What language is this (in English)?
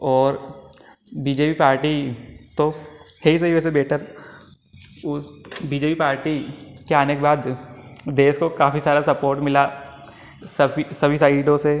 Hindi